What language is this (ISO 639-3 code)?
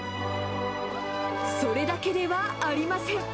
jpn